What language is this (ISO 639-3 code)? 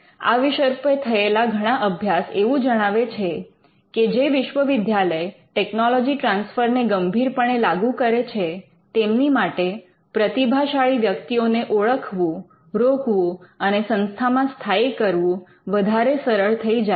guj